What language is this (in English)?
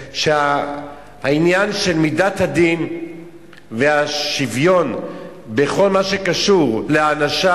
Hebrew